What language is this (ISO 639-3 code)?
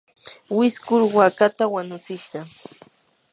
qur